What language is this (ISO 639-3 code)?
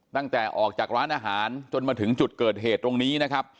tha